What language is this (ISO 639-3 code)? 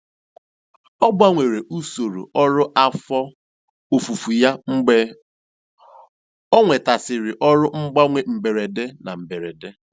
ibo